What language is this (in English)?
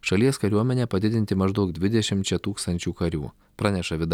Lithuanian